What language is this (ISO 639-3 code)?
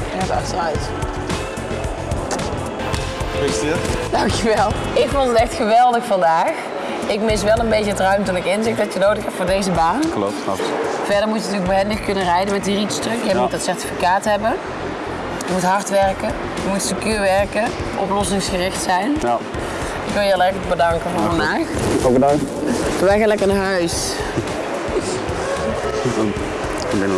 nld